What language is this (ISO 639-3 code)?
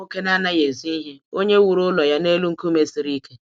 ibo